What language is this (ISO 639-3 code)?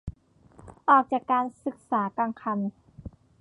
tha